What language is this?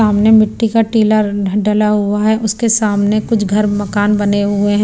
Hindi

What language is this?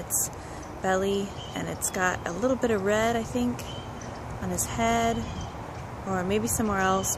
English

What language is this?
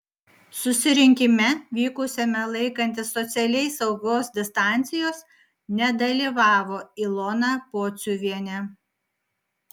Lithuanian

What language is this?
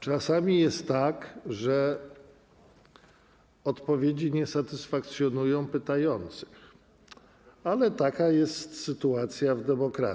Polish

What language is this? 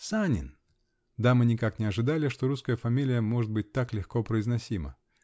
Russian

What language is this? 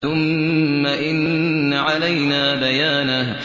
Arabic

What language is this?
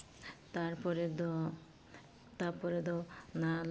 Santali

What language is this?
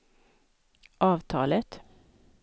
Swedish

